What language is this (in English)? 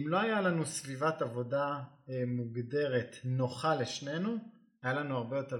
Hebrew